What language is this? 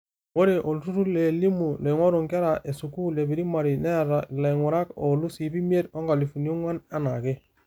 Masai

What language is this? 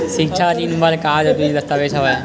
Chhattisgarhi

